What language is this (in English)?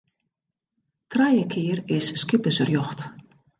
Western Frisian